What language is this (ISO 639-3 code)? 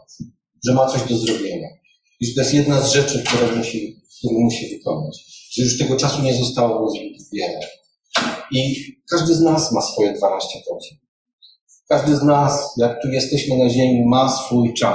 pol